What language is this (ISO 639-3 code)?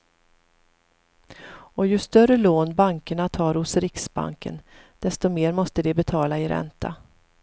swe